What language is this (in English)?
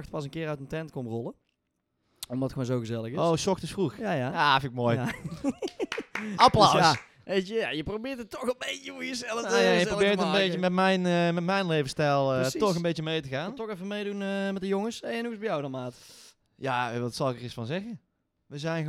Dutch